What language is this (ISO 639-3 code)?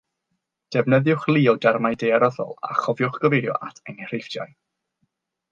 cym